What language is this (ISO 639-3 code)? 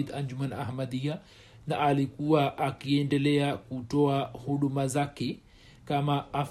swa